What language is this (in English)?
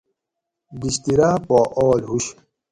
Gawri